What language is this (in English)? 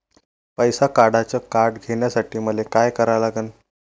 Marathi